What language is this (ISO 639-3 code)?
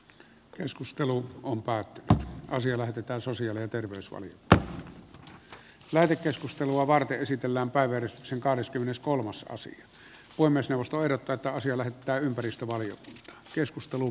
fin